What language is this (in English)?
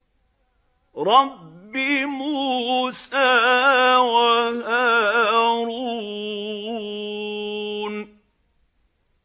Arabic